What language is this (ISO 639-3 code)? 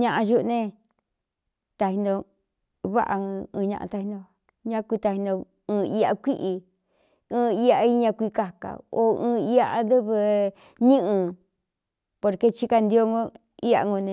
xtu